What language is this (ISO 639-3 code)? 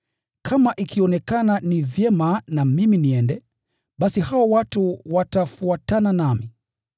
swa